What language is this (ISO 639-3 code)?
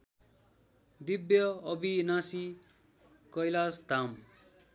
nep